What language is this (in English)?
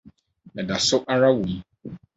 Akan